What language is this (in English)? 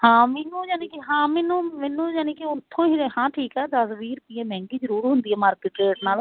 Punjabi